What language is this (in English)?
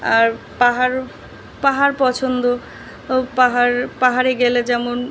Bangla